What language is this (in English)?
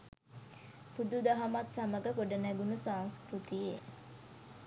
Sinhala